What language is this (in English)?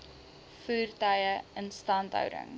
Afrikaans